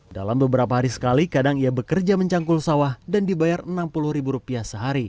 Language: Indonesian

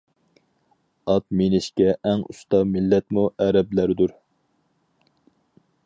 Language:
Uyghur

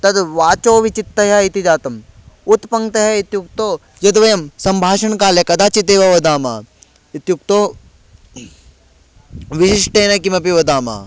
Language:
Sanskrit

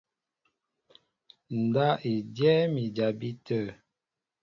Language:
Mbo (Cameroon)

